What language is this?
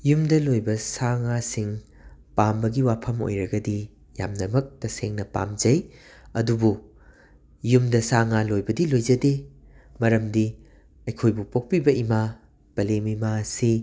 Manipuri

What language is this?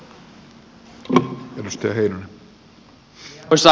Finnish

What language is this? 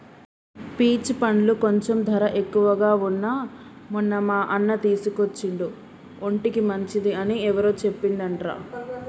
Telugu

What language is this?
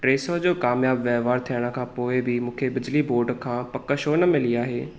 Sindhi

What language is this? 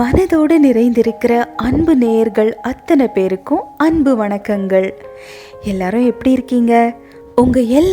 Tamil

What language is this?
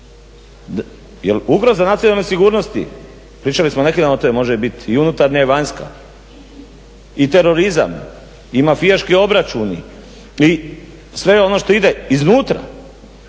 Croatian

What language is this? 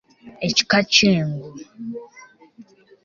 Ganda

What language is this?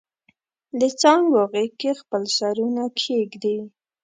Pashto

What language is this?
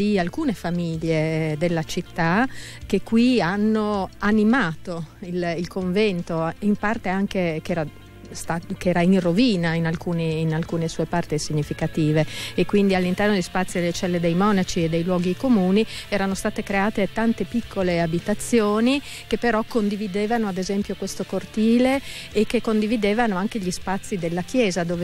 Italian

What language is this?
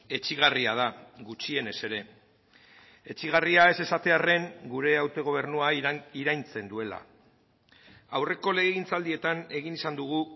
Basque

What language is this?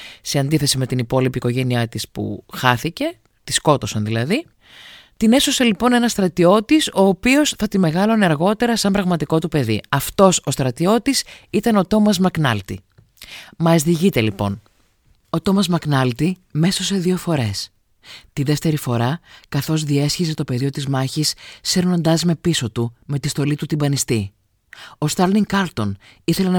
Greek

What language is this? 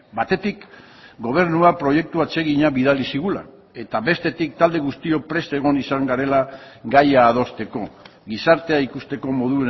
Basque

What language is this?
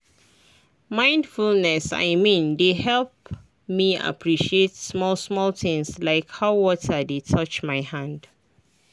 Nigerian Pidgin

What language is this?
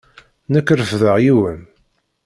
Kabyle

